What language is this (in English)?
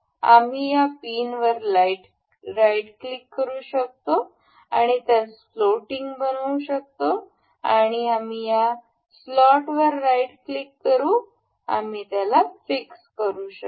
Marathi